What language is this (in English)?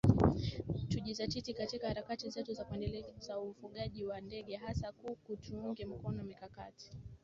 Swahili